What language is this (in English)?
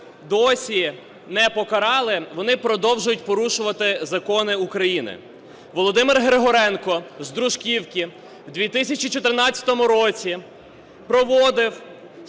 Ukrainian